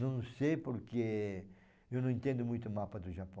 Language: Portuguese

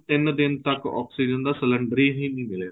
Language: Punjabi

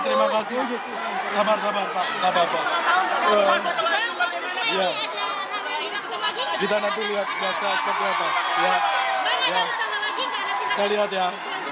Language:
Indonesian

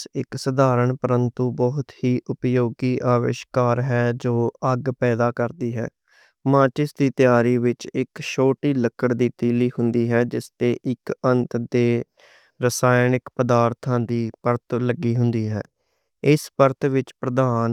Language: Western Panjabi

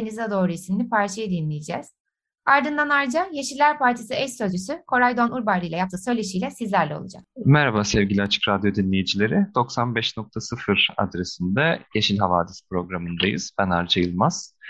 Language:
Turkish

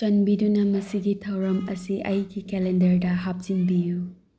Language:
Manipuri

